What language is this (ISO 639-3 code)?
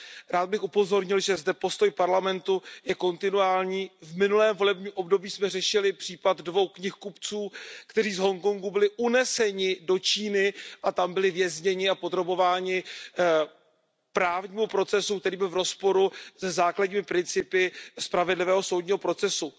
ces